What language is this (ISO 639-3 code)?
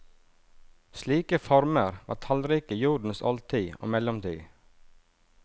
nor